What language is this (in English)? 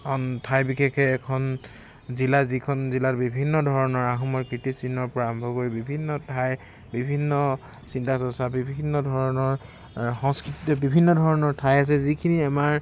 Assamese